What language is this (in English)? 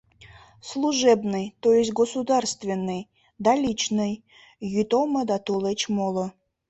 Mari